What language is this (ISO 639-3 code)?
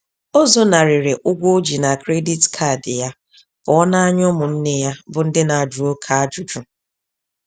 ibo